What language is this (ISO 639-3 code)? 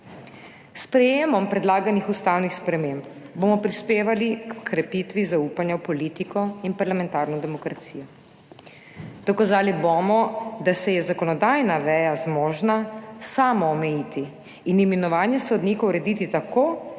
slv